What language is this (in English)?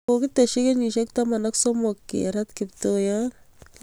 Kalenjin